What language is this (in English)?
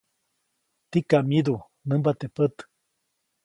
Copainalá Zoque